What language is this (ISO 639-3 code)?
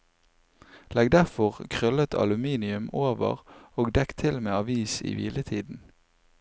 nor